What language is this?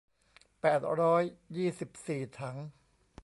Thai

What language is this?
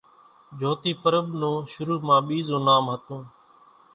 Kachi Koli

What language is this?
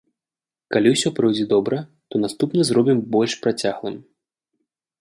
Belarusian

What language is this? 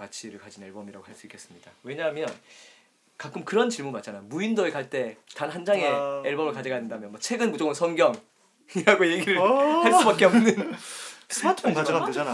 Korean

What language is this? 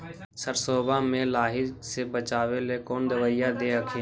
Magahi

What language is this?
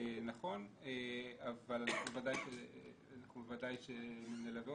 Hebrew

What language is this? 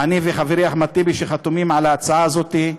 Hebrew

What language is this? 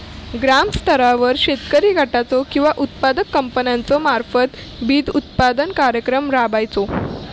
Marathi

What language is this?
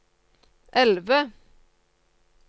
Norwegian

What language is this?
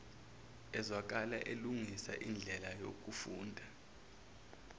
Zulu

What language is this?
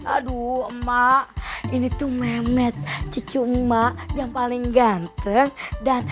Indonesian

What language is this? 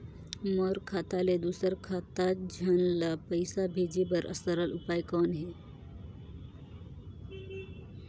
Chhattisgarhi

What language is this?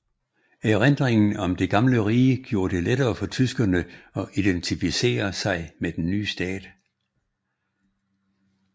Danish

